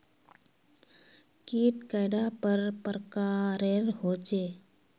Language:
Magahi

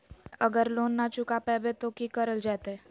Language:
Magahi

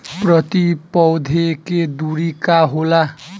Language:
Bhojpuri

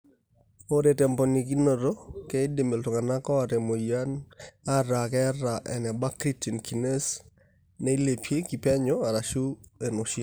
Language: Masai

